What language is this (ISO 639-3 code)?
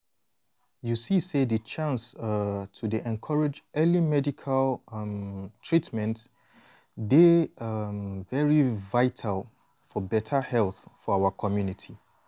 pcm